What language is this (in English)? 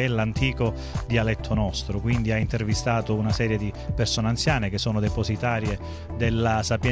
Italian